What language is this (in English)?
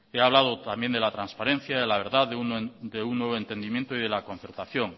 Spanish